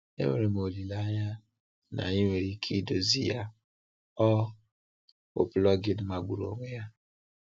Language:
Igbo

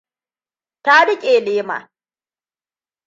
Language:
Hausa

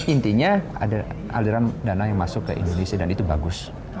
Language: Indonesian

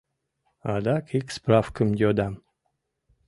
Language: Mari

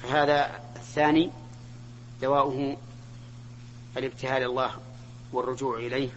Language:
Arabic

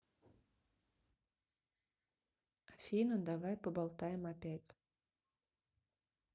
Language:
Russian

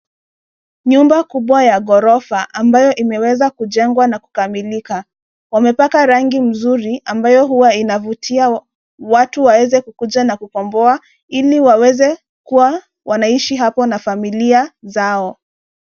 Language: Swahili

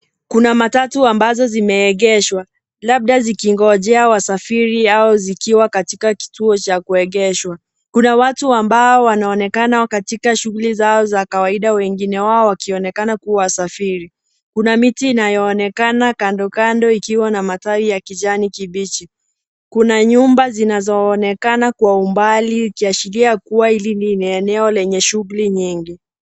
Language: Swahili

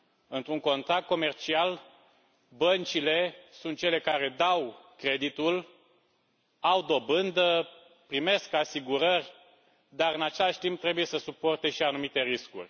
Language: Romanian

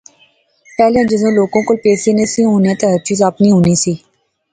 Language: Pahari-Potwari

